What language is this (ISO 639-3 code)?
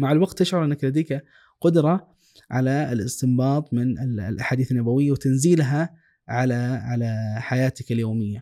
ara